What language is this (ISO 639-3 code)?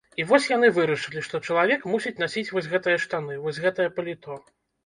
bel